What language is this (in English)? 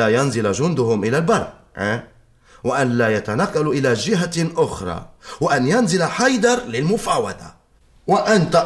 Arabic